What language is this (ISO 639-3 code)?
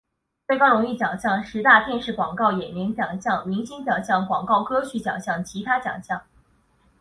zho